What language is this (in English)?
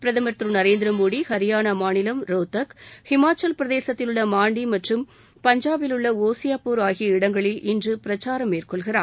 Tamil